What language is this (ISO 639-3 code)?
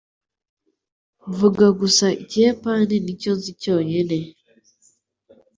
kin